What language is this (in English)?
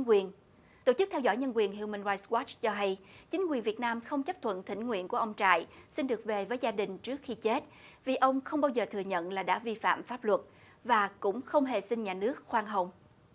Vietnamese